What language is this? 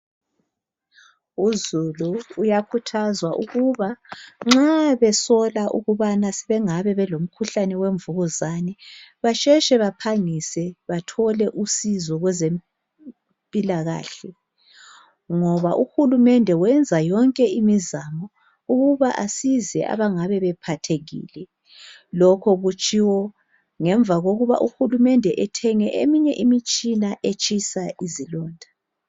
North Ndebele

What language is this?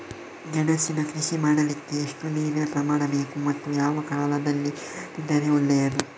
Kannada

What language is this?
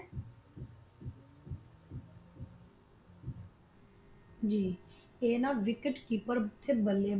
Punjabi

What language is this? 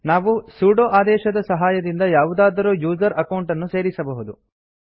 Kannada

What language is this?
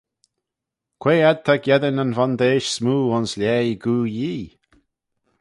Manx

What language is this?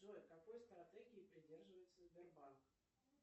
Russian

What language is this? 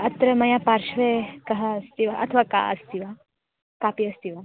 Sanskrit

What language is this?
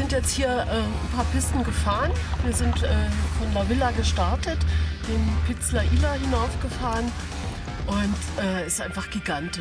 German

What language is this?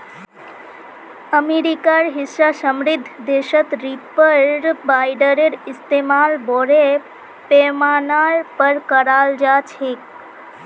Magahi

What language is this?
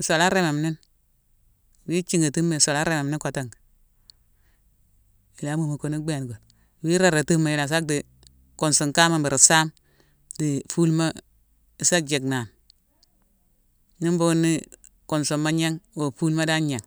Mansoanka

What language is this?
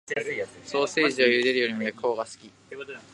Japanese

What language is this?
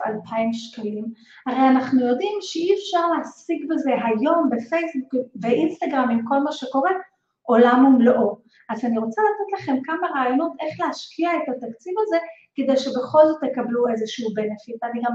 Hebrew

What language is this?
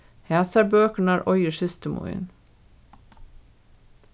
Faroese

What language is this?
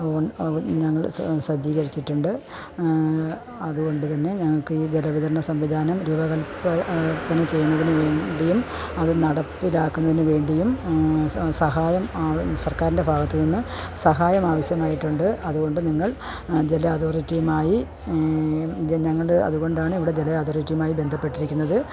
Malayalam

